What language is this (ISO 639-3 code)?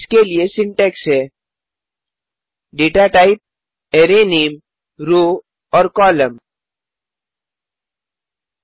hin